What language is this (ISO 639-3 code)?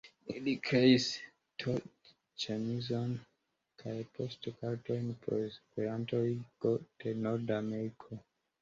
epo